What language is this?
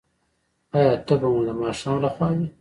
Pashto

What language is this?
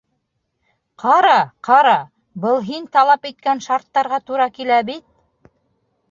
Bashkir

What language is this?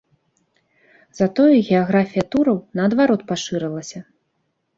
Belarusian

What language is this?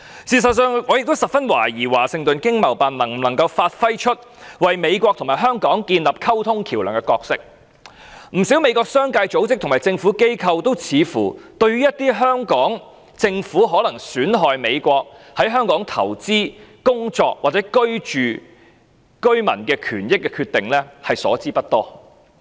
Cantonese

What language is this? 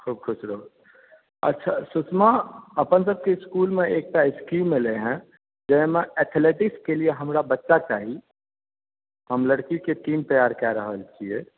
Maithili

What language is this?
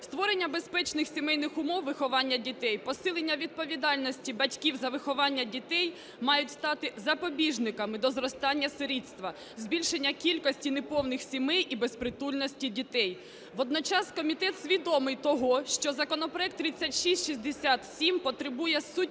Ukrainian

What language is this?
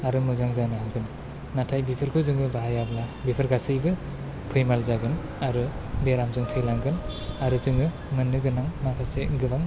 Bodo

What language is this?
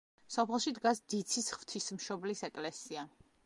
Georgian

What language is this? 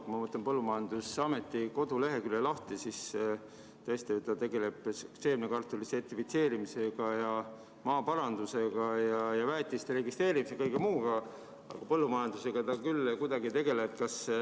Estonian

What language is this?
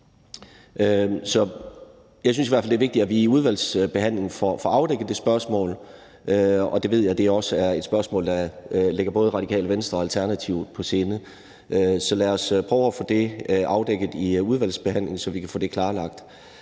Danish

